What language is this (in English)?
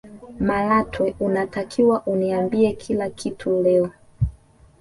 Swahili